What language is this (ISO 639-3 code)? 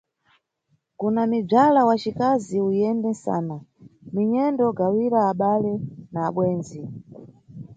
nyu